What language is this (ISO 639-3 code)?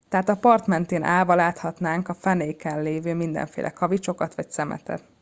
hun